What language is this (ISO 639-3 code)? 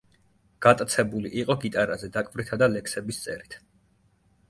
kat